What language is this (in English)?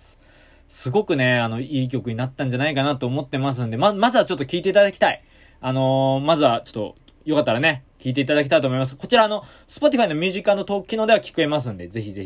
Japanese